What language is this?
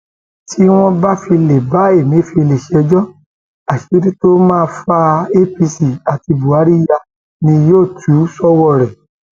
Yoruba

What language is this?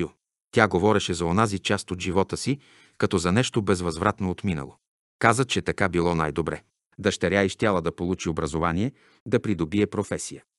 Bulgarian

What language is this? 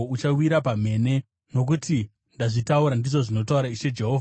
Shona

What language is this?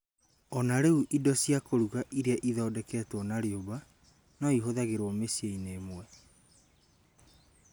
Kikuyu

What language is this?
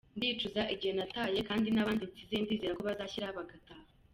Kinyarwanda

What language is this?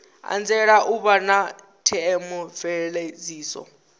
Venda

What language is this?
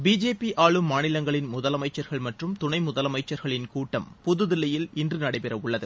Tamil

